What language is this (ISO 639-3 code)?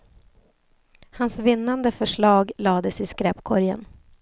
swe